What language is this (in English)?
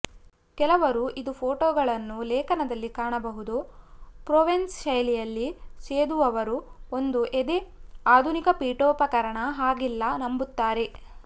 Kannada